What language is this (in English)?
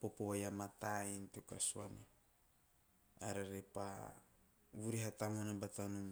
Teop